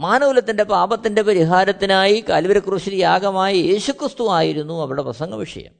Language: Malayalam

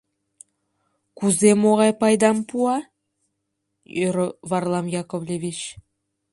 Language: Mari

